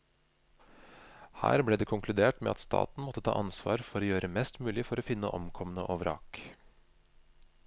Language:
Norwegian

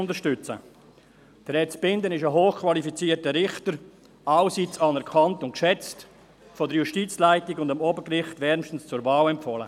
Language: Swiss German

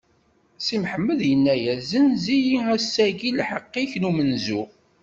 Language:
Kabyle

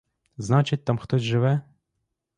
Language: Ukrainian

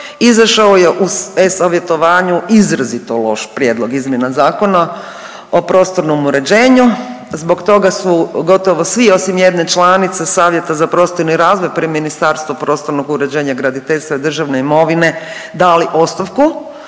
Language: Croatian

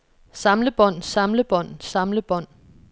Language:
Danish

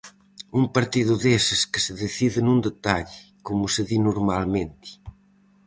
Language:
Galician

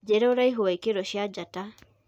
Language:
Kikuyu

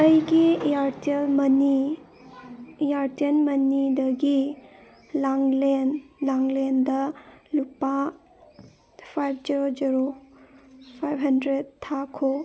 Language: Manipuri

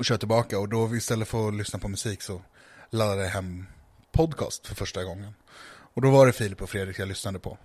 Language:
Swedish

